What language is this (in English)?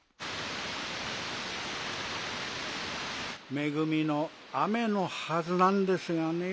Japanese